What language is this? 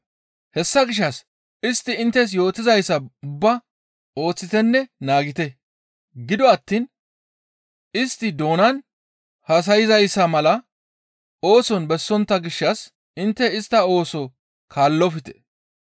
Gamo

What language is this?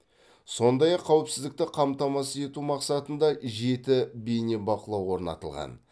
Kazakh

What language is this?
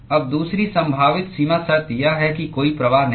Hindi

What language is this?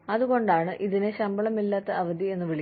Malayalam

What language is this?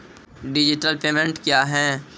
Maithili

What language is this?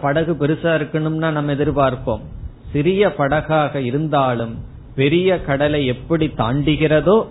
Tamil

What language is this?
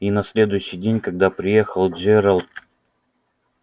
Russian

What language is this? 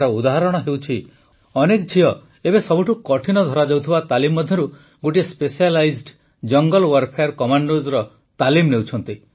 Odia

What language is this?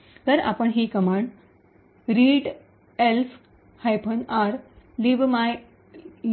Marathi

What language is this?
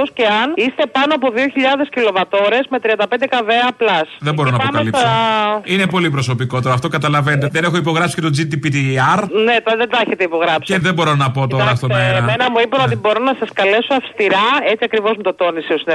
Greek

